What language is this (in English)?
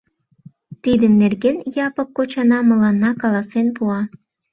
Mari